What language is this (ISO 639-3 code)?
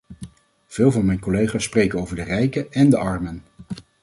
nld